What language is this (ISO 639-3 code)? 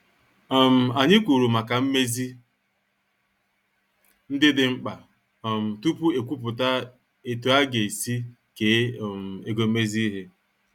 ibo